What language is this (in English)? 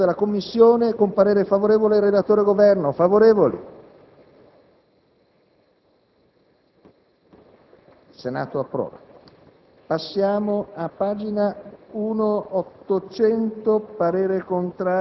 Italian